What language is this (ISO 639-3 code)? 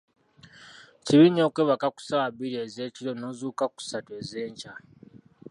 lug